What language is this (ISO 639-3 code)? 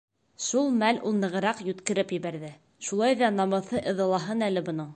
bak